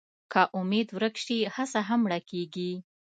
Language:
Pashto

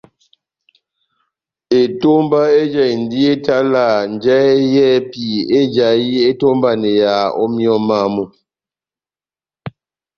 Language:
Batanga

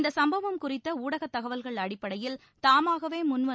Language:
Tamil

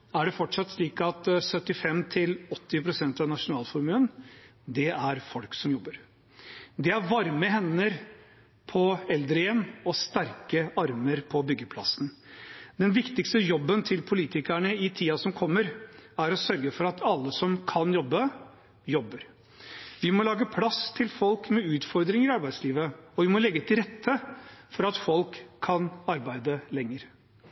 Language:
Norwegian Bokmål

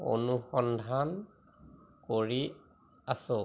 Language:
Assamese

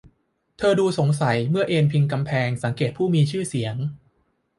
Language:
Thai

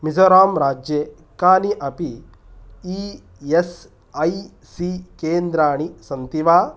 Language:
Sanskrit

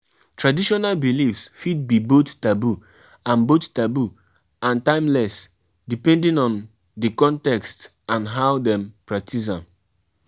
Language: Nigerian Pidgin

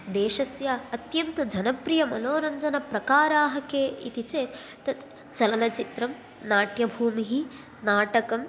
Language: Sanskrit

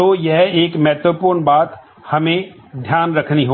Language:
Hindi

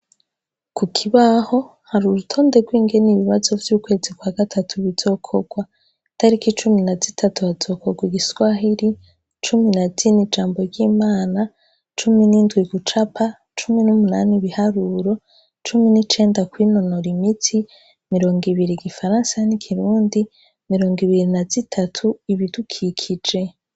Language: Rundi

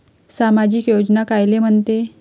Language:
Marathi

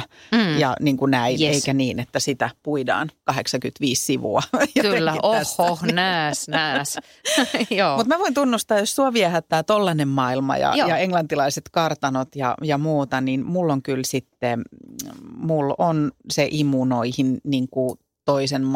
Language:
Finnish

